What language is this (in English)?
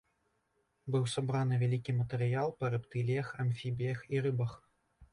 Belarusian